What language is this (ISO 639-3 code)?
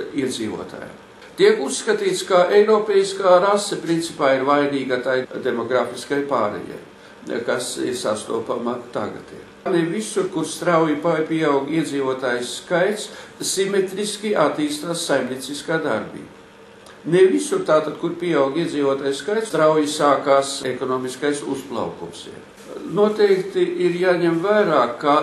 lav